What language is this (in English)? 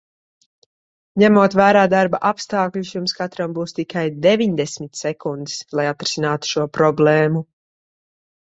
Latvian